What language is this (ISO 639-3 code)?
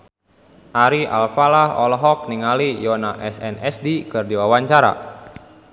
sun